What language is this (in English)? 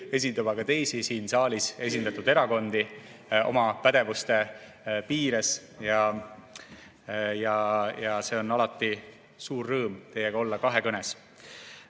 Estonian